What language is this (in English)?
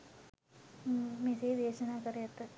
Sinhala